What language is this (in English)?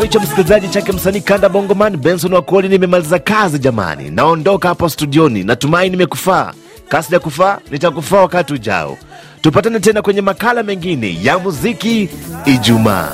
Swahili